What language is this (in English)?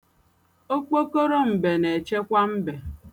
Igbo